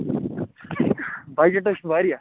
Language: Kashmiri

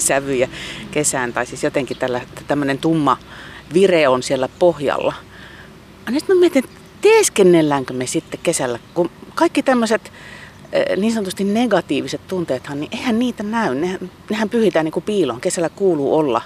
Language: Finnish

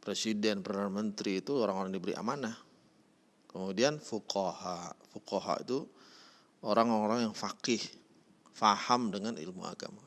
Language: Indonesian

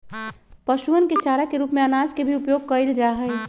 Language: Magahi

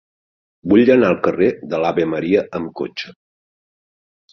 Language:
Catalan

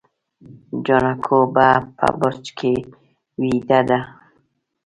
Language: Pashto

